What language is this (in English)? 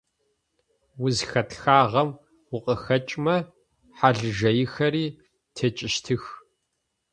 Adyghe